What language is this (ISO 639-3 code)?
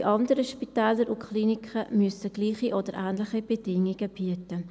gsw